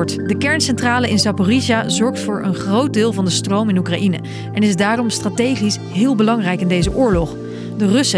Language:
Dutch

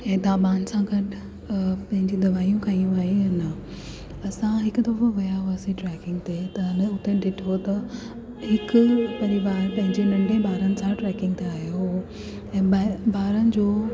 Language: Sindhi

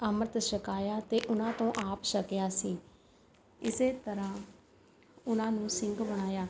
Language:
Punjabi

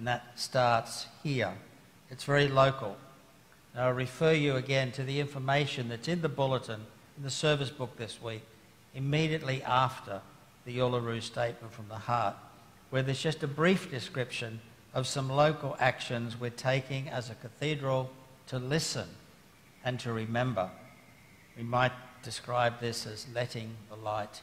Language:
English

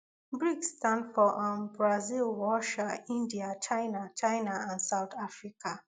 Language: Nigerian Pidgin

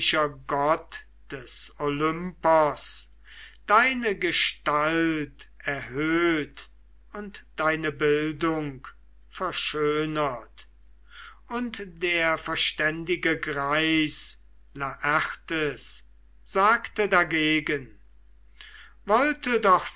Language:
German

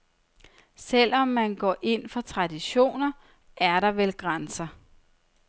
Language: Danish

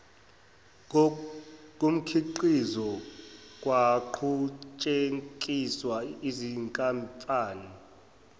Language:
Zulu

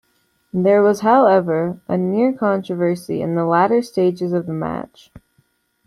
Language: English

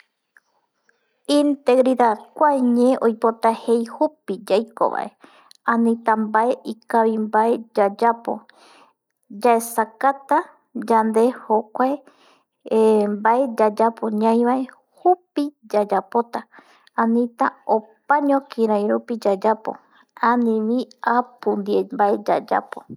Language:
Eastern Bolivian Guaraní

